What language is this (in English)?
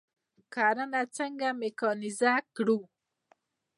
Pashto